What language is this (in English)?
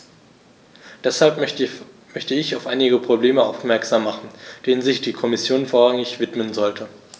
German